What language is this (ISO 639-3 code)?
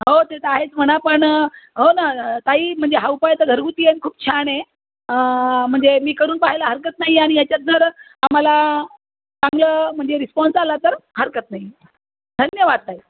mar